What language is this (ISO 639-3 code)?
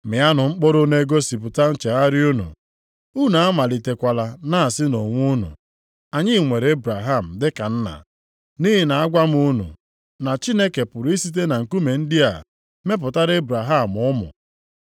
ibo